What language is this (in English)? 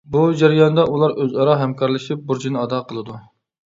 Uyghur